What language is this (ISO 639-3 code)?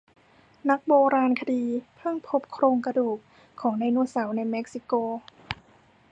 tha